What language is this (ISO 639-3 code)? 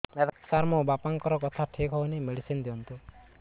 ori